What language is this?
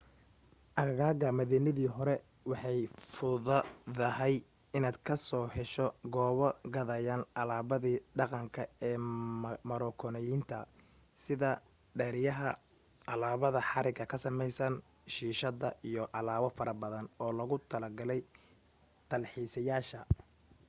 Somali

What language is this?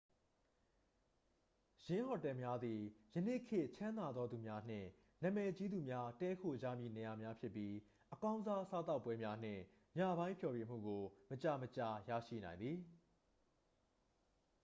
Burmese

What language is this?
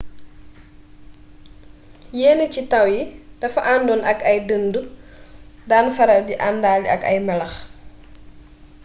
Wolof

